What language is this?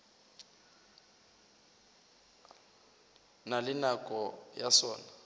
Northern Sotho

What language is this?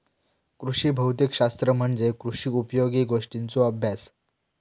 Marathi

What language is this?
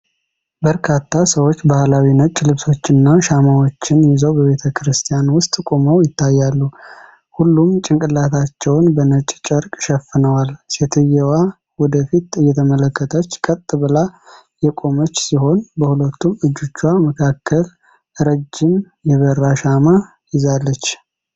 Amharic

